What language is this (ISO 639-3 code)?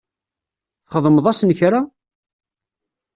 kab